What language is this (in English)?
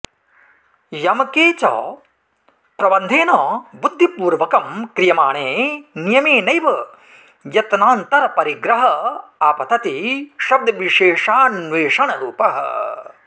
Sanskrit